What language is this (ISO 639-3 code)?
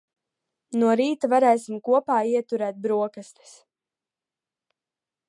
lav